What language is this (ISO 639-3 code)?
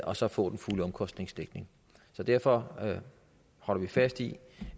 dan